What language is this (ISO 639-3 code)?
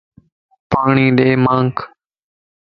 lss